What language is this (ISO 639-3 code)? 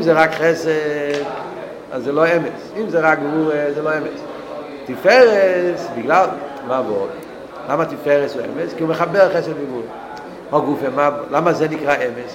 heb